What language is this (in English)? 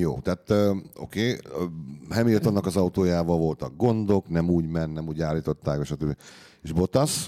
Hungarian